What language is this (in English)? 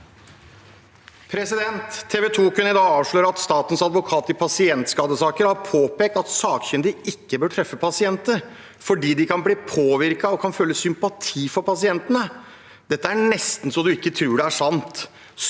Norwegian